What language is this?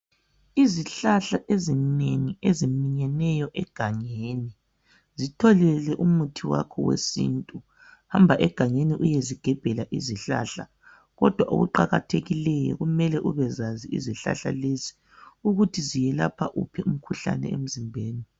North Ndebele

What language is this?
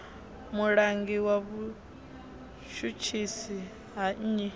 Venda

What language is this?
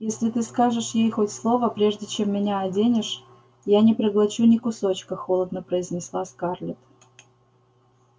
Russian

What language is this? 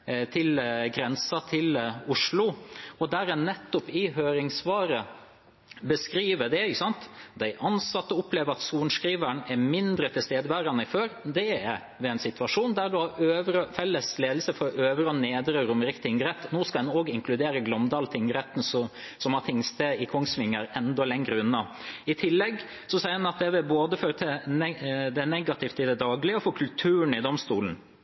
Norwegian Bokmål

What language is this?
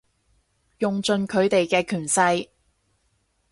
Cantonese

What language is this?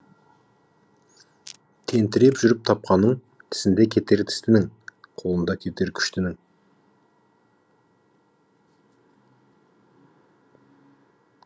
Kazakh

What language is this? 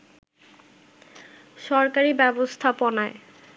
Bangla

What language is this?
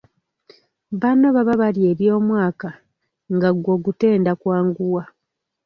Ganda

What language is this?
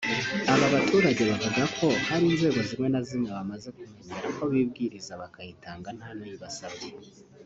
Kinyarwanda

